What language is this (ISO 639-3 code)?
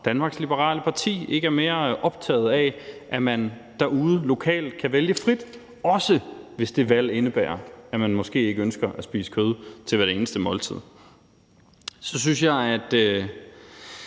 dan